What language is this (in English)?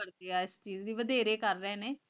Punjabi